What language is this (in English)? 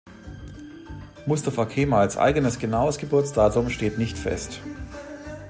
German